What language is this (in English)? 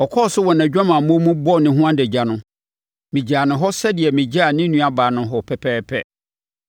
Akan